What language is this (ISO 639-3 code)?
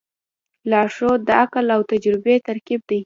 pus